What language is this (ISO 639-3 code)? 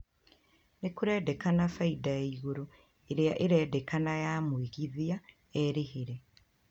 kik